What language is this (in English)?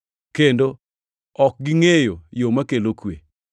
Luo (Kenya and Tanzania)